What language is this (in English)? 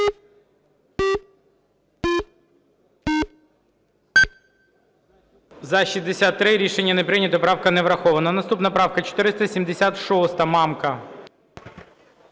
Ukrainian